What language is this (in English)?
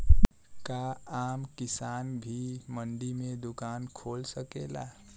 Bhojpuri